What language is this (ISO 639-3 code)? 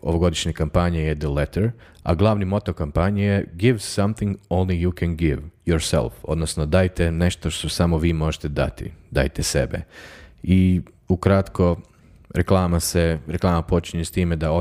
hrv